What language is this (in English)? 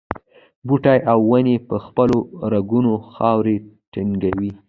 Pashto